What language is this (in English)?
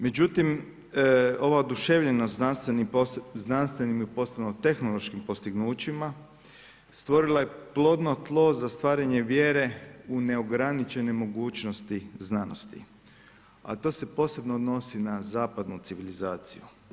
Croatian